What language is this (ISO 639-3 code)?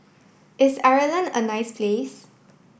eng